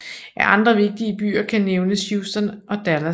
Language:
Danish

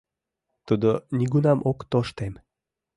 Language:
Mari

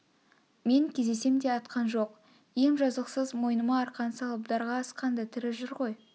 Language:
Kazakh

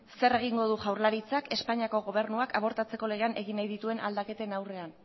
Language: Basque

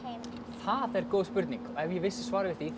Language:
Icelandic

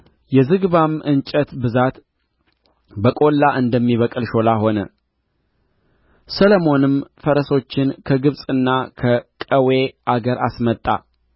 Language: Amharic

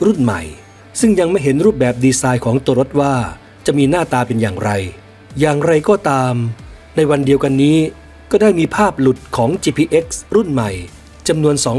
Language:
Thai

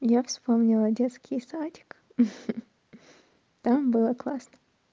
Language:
Russian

